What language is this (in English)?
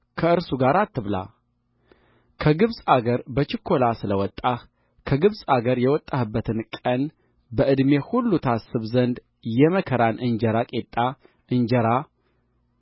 Amharic